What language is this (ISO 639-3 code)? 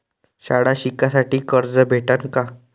mar